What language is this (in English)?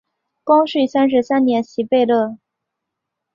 Chinese